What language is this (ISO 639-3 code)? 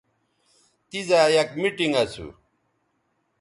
btv